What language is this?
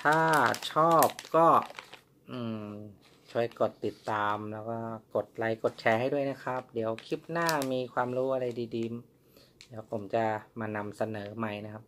Thai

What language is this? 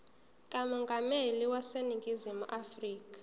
Zulu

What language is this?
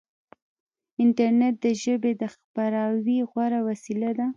Pashto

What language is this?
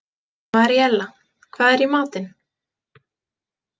Icelandic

